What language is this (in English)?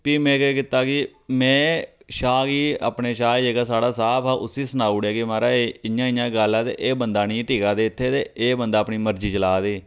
Dogri